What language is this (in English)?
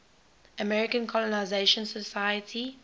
English